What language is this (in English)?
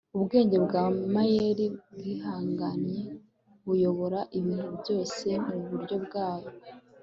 Kinyarwanda